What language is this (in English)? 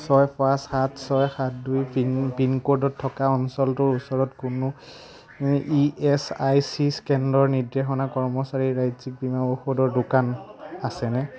Assamese